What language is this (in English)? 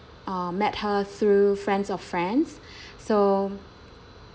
English